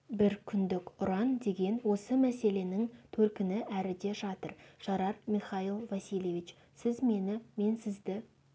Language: Kazakh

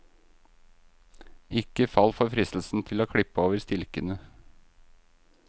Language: Norwegian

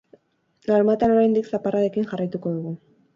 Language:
Basque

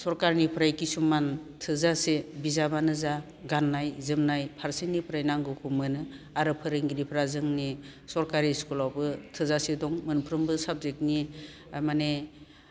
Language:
Bodo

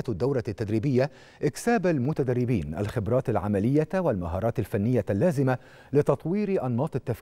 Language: Arabic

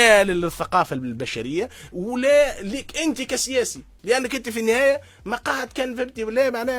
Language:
Arabic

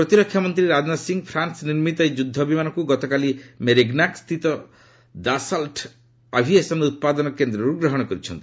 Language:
Odia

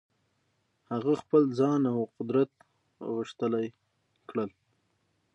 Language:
Pashto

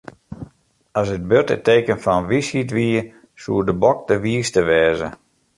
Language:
Western Frisian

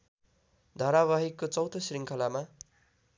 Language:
Nepali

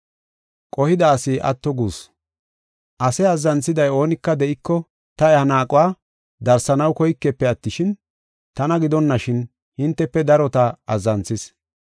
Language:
Gofa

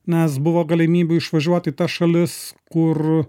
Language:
Lithuanian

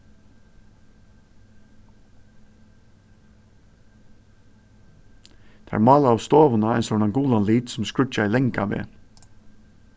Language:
Faroese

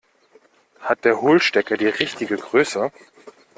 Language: German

